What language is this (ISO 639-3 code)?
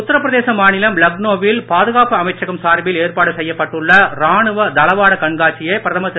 tam